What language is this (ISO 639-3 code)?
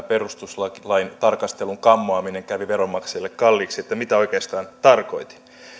fin